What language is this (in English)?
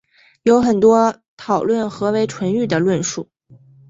Chinese